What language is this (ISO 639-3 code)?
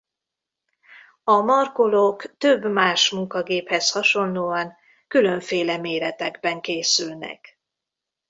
hun